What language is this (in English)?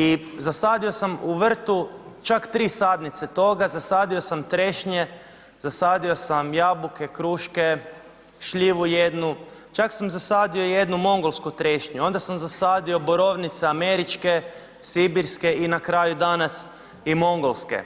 Croatian